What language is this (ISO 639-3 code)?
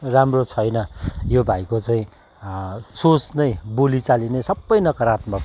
nep